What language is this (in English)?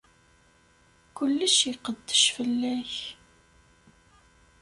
Kabyle